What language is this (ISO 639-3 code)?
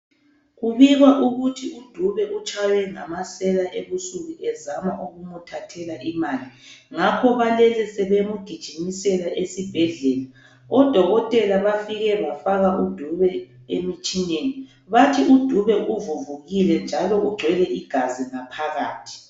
nde